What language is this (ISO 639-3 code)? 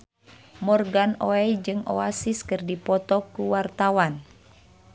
sun